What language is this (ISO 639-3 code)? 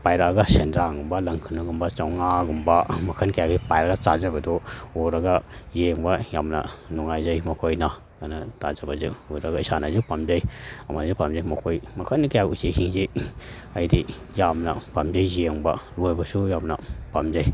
mni